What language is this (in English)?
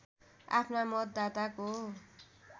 Nepali